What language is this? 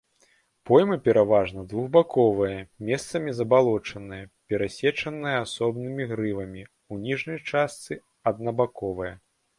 Belarusian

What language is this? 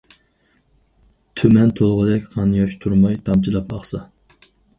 Uyghur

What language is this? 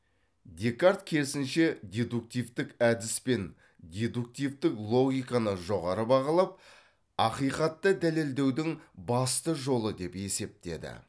Kazakh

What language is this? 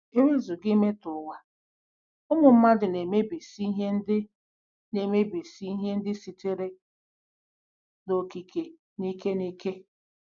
Igbo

